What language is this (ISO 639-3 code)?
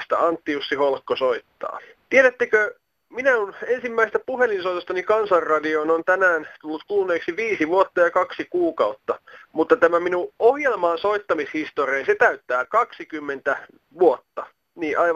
fin